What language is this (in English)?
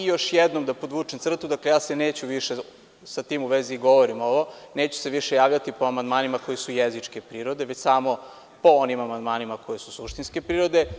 Serbian